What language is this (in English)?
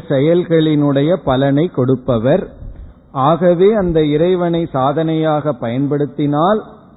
Tamil